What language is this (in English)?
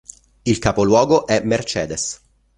Italian